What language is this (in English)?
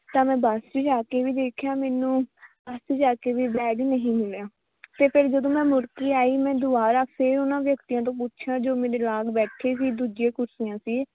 Punjabi